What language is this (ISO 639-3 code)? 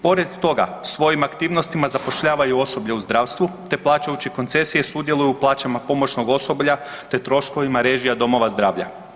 hrv